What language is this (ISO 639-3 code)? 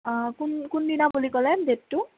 asm